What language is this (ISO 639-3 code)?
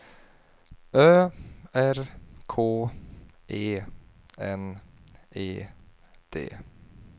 swe